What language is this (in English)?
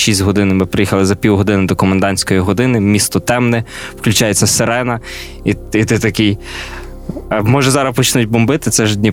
Ukrainian